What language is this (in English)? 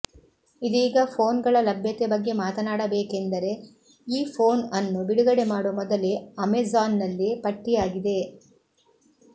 Kannada